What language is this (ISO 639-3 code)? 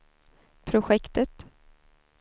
swe